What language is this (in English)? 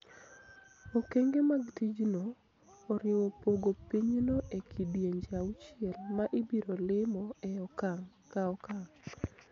Luo (Kenya and Tanzania)